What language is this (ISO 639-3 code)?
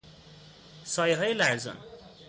fas